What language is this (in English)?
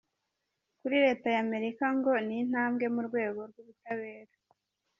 Kinyarwanda